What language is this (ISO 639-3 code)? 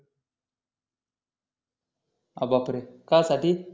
mar